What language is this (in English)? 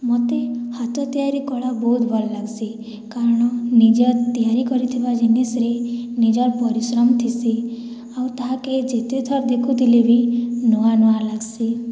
Odia